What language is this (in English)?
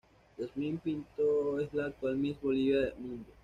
Spanish